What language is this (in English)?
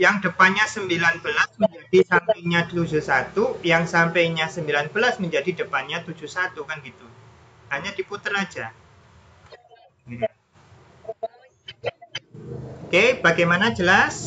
Indonesian